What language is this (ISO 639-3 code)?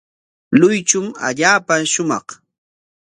qwa